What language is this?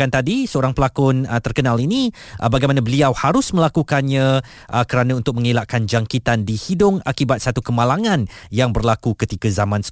Malay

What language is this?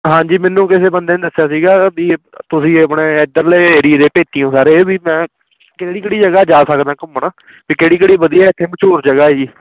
Punjabi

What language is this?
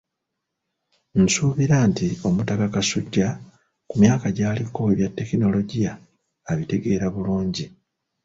Ganda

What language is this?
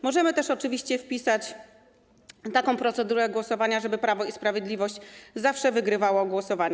Polish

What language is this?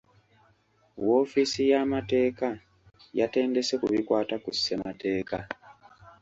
Ganda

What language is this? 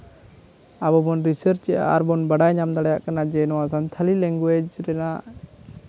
Santali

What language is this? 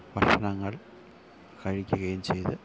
Malayalam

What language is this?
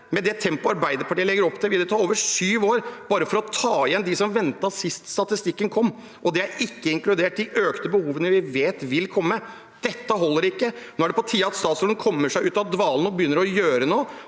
Norwegian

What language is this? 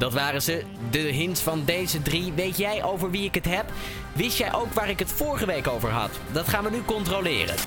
Dutch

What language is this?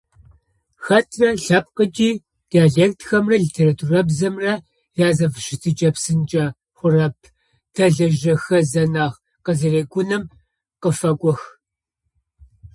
Adyghe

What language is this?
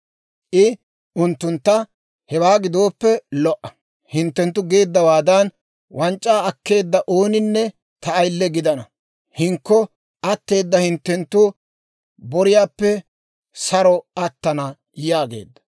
Dawro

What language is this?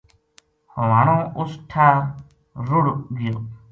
Gujari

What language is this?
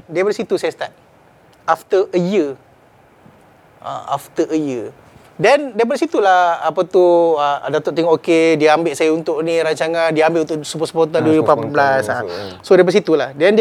Malay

